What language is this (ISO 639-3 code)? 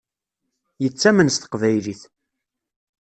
kab